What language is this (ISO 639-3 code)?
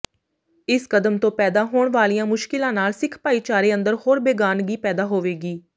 pan